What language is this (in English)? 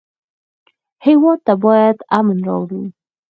Pashto